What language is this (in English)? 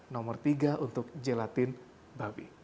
Indonesian